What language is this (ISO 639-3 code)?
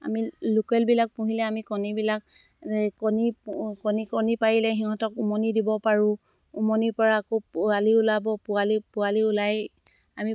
asm